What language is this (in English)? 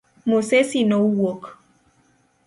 Luo (Kenya and Tanzania)